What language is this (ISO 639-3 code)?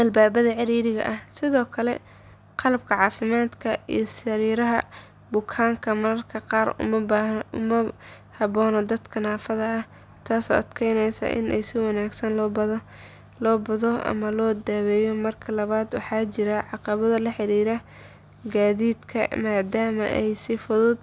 som